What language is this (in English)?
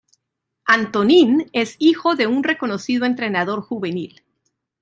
Spanish